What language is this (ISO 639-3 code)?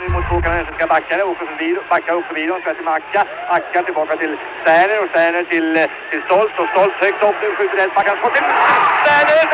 swe